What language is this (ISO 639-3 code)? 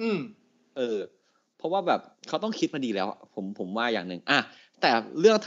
tha